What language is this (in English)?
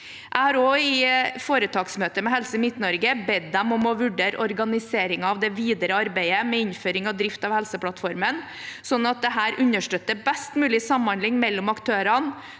Norwegian